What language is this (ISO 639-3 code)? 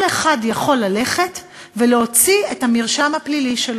heb